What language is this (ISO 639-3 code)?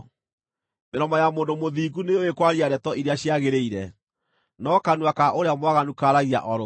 kik